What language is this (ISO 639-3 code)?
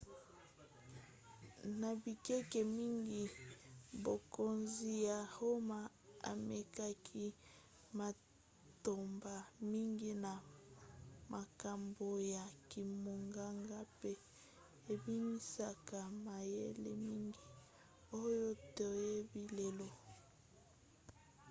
lin